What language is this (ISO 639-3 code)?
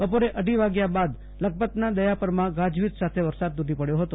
guj